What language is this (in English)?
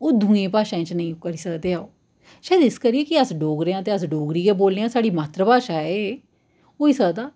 Dogri